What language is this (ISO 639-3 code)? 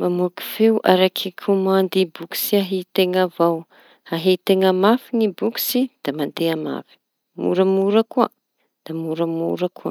txy